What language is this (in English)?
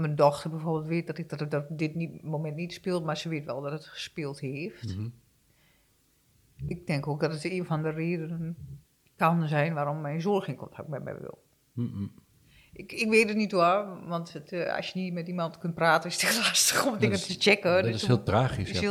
Dutch